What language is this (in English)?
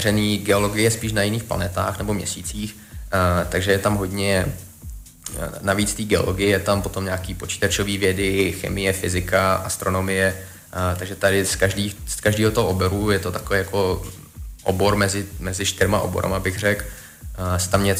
Czech